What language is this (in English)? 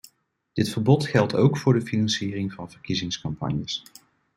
Dutch